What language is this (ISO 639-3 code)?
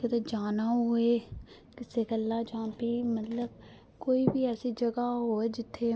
doi